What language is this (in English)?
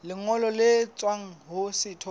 Southern Sotho